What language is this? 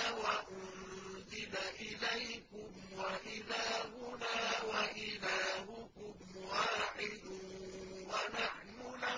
Arabic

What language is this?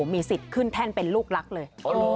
Thai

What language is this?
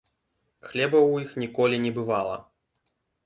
Belarusian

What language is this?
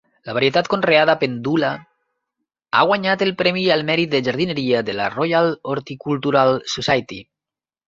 Catalan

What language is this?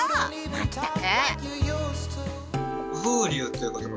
Japanese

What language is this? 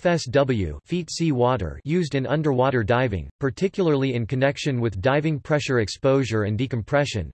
English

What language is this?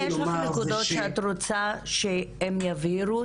Hebrew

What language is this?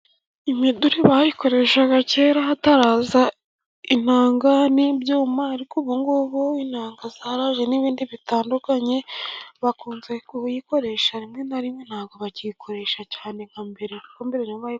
Kinyarwanda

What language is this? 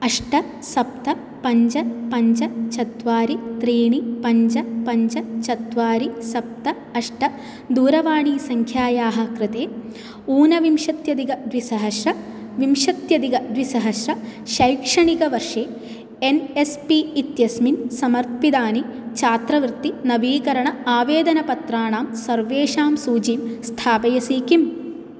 Sanskrit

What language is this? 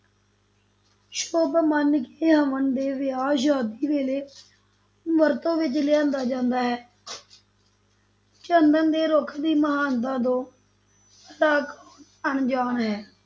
Punjabi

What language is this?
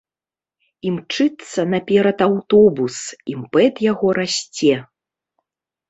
Belarusian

